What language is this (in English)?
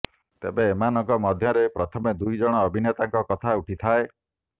Odia